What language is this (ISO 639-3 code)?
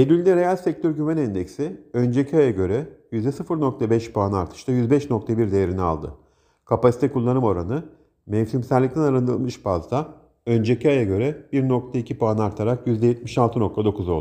tur